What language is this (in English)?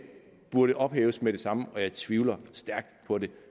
Danish